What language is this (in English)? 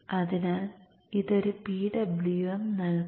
Malayalam